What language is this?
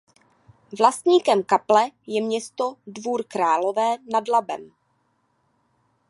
Czech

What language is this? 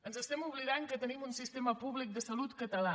Catalan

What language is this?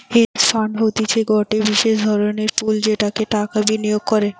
Bangla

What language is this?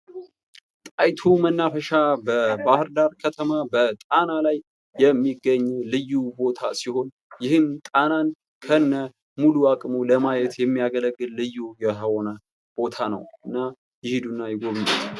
Amharic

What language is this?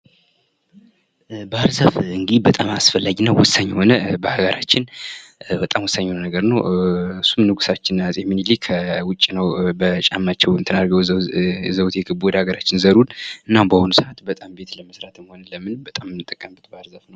Amharic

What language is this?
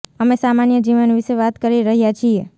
Gujarati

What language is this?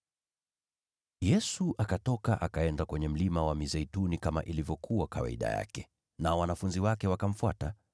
Swahili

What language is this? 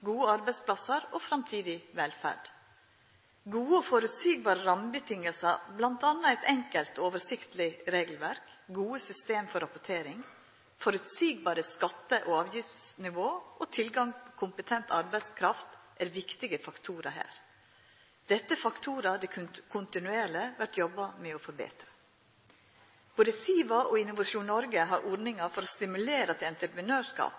Norwegian Nynorsk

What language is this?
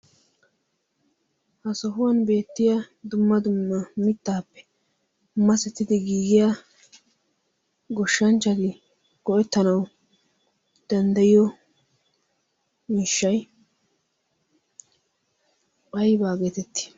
Wolaytta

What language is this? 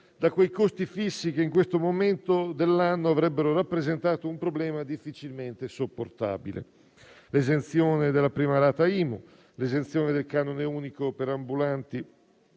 Italian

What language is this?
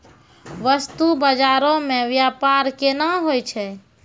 Maithili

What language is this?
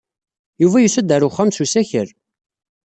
Kabyle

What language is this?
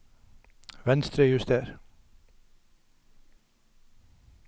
Norwegian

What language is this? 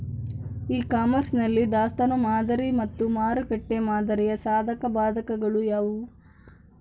Kannada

